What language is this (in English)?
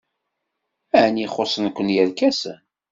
Kabyle